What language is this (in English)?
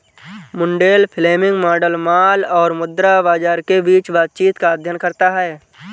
Hindi